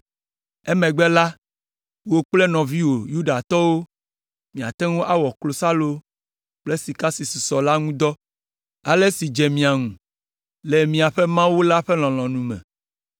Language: Ewe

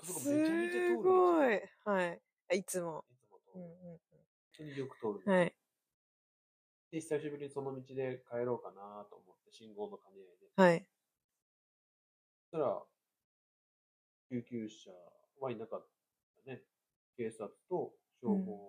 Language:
Japanese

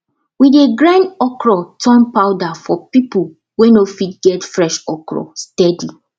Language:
Nigerian Pidgin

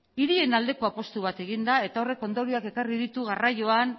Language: Basque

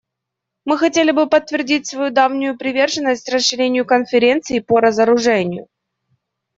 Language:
Russian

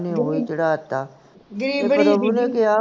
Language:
Punjabi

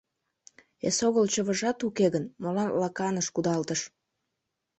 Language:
Mari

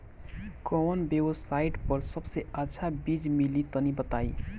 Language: Bhojpuri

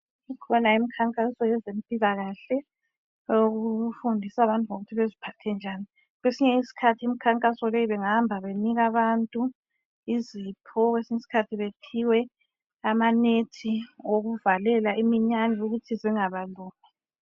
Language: North Ndebele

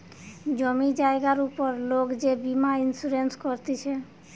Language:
Bangla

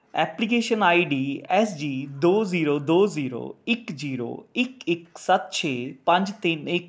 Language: Punjabi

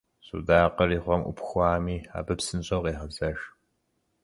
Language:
Kabardian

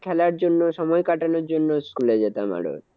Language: Bangla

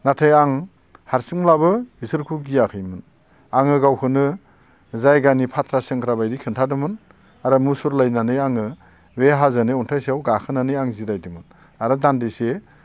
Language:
Bodo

